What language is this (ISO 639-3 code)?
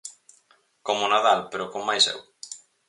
glg